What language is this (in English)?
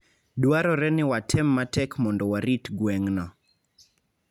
Luo (Kenya and Tanzania)